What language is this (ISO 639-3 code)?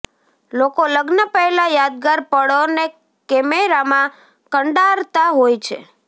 guj